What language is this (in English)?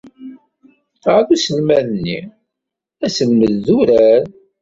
Kabyle